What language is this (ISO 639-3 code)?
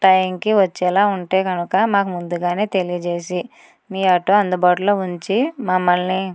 tel